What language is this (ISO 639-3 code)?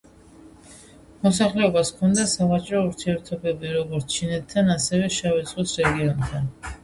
kat